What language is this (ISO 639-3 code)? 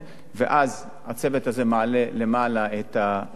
heb